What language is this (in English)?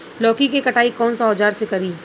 Bhojpuri